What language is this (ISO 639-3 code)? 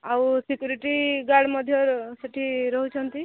ori